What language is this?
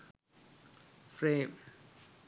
Sinhala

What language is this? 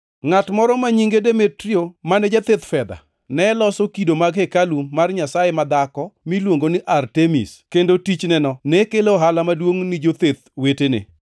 Luo (Kenya and Tanzania)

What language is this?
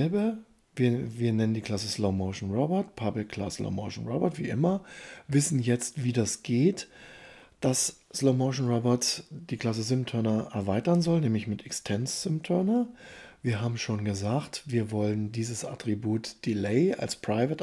German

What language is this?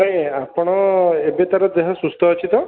Odia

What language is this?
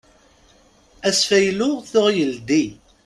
Kabyle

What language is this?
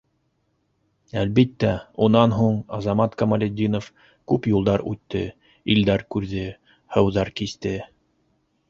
Bashkir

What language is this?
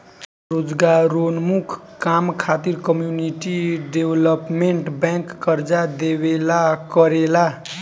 Bhojpuri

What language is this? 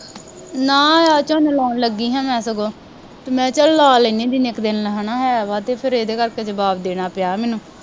Punjabi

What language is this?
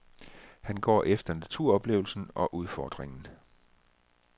Danish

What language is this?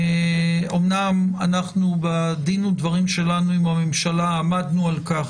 Hebrew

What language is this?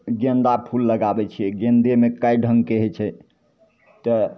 Maithili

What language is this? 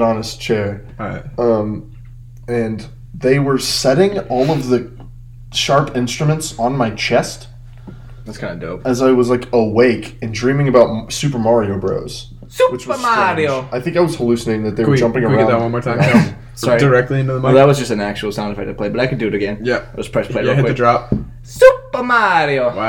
English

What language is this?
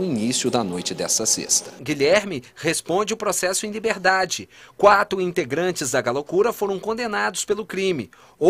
Portuguese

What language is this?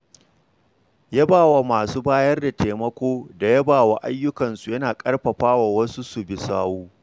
Hausa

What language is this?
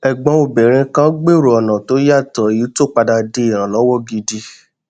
Yoruba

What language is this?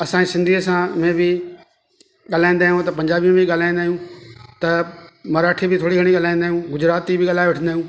Sindhi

